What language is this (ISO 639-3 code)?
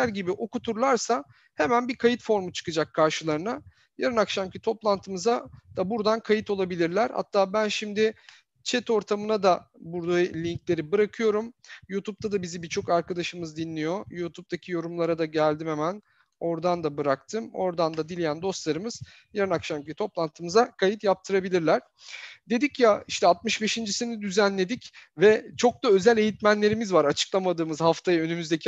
tur